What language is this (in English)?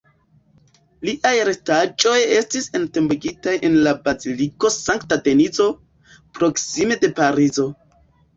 Esperanto